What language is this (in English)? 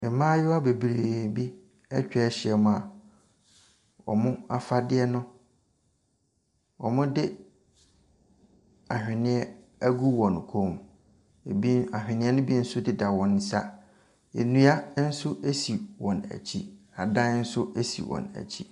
Akan